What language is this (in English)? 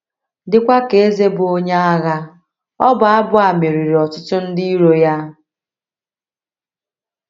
Igbo